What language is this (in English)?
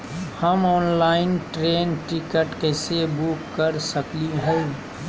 Magahi